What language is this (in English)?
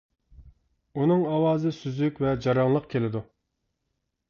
Uyghur